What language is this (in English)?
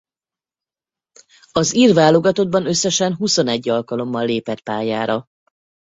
Hungarian